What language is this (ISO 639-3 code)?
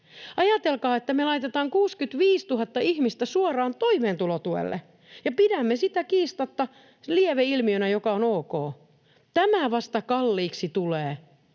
fin